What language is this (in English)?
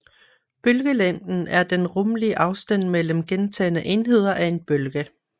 Danish